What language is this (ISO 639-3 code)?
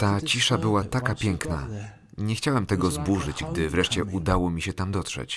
pol